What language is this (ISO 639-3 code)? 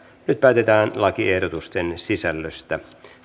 fin